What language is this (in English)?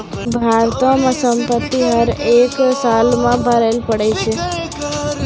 Maithili